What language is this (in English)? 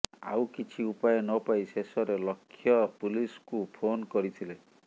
Odia